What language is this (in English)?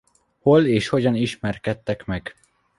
Hungarian